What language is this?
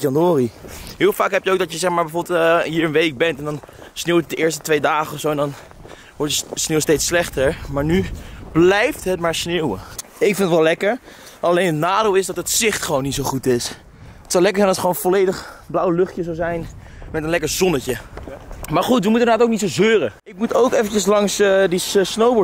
Dutch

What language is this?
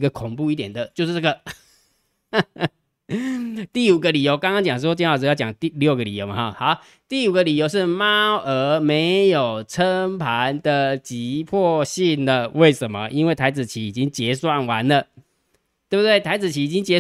Chinese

